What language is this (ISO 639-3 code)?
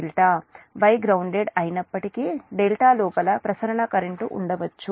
tel